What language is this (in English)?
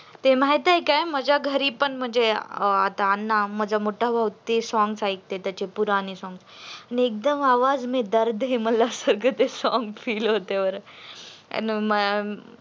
Marathi